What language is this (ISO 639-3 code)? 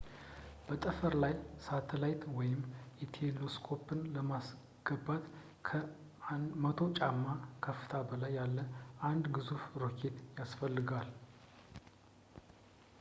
amh